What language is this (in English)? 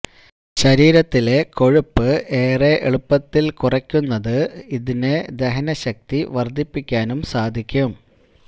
Malayalam